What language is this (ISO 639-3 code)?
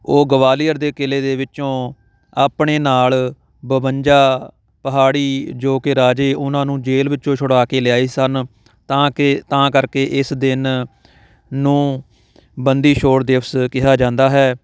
pan